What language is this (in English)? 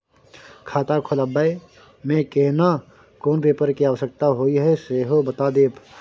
Maithili